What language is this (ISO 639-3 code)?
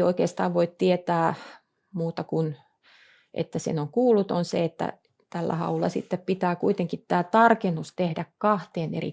fin